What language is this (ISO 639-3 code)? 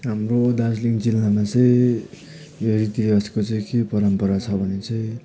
nep